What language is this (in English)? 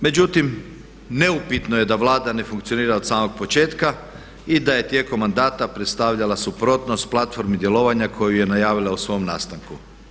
Croatian